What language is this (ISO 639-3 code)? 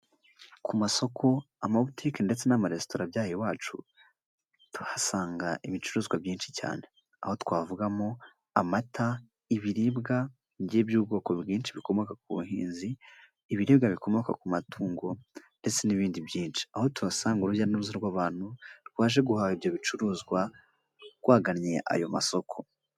kin